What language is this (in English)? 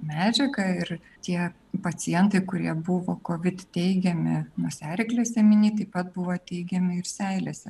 Lithuanian